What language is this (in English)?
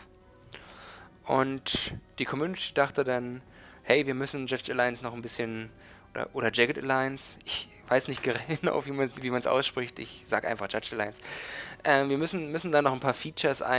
German